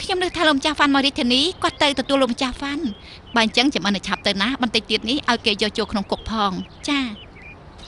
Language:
Thai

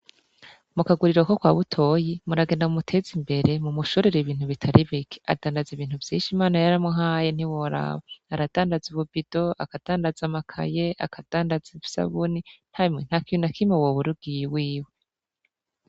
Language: Rundi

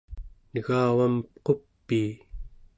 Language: Central Yupik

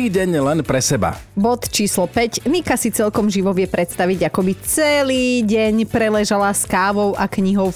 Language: Slovak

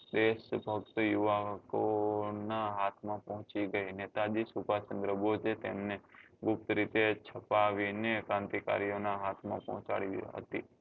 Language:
Gujarati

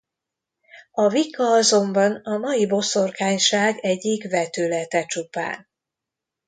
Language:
Hungarian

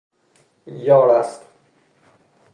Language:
Persian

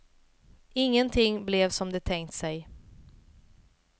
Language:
Swedish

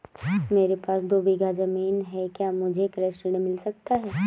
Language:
Hindi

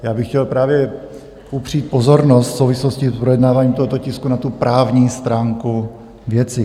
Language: Czech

